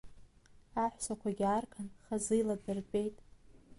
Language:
Abkhazian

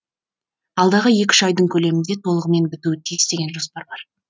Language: Kazakh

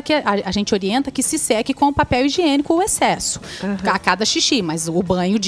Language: Portuguese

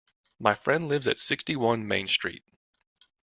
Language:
English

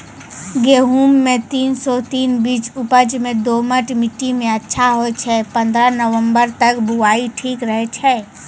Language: Maithili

